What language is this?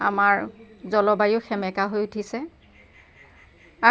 Assamese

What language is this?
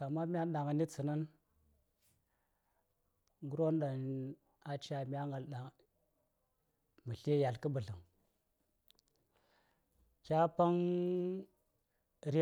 Saya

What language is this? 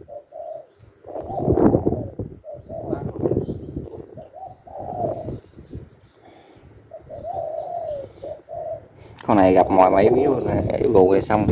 Vietnamese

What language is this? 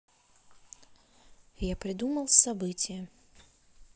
Russian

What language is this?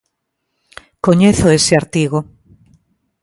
Galician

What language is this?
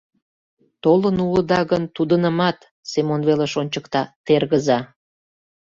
Mari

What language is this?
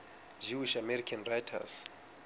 Southern Sotho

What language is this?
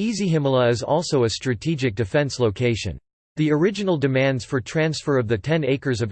English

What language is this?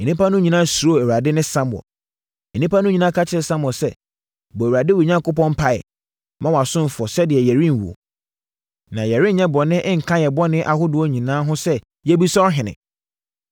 Akan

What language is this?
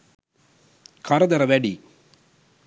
Sinhala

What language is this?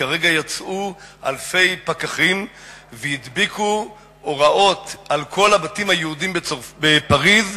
Hebrew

